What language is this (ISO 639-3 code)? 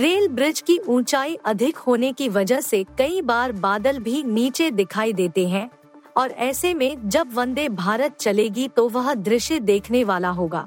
hin